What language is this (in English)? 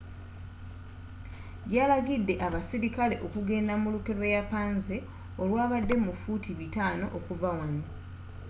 Ganda